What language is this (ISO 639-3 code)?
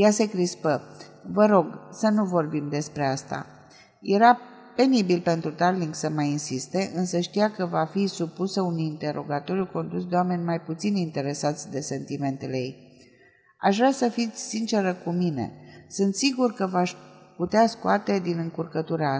ron